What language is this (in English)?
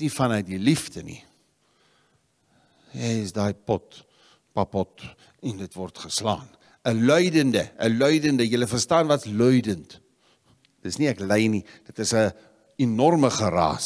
Dutch